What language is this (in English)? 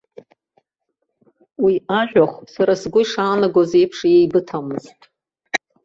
Abkhazian